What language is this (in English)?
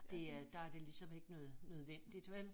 Danish